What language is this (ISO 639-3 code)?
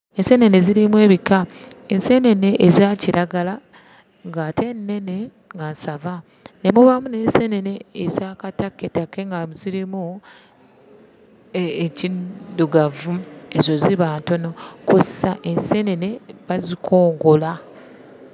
lug